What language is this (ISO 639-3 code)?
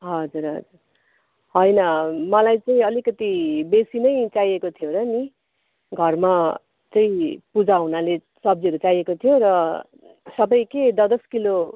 nep